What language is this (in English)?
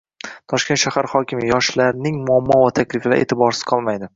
Uzbek